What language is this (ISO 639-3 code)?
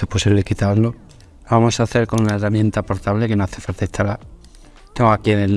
spa